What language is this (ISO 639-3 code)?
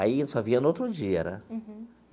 por